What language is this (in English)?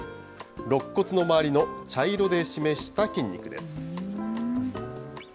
Japanese